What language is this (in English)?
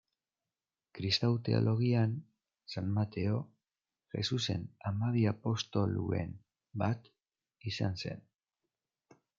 Basque